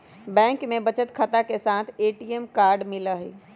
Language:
Magahi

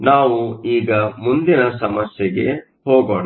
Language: Kannada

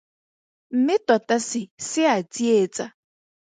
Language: Tswana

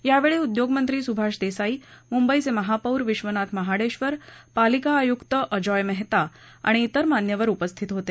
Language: Marathi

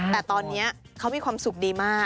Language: Thai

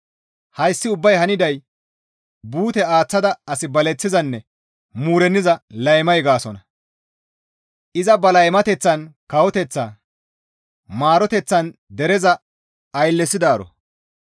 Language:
Gamo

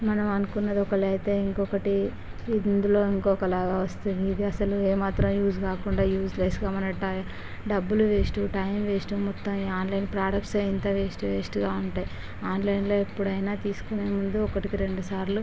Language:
Telugu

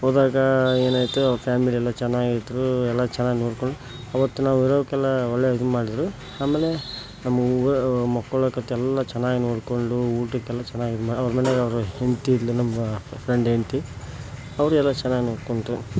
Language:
Kannada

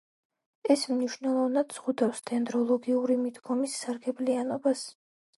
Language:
Georgian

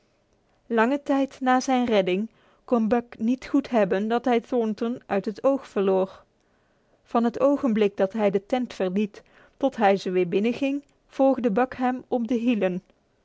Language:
Dutch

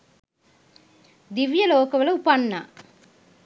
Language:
Sinhala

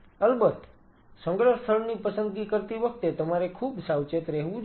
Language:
Gujarati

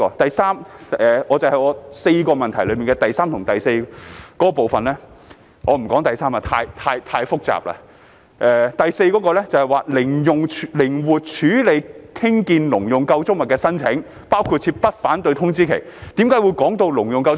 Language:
Cantonese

